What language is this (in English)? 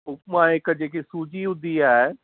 Sindhi